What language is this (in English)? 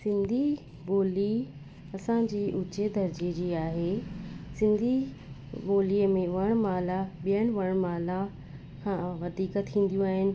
Sindhi